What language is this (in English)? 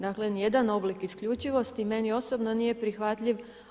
Croatian